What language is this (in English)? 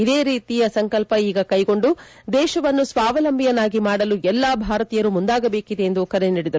Kannada